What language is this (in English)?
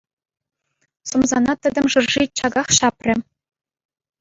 Chuvash